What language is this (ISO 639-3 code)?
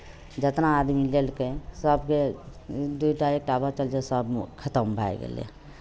mai